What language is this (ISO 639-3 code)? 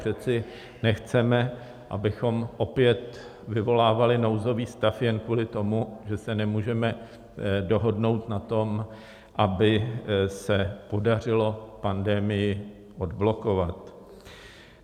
ces